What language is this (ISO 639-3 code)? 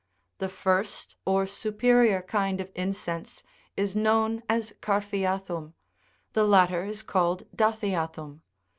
eng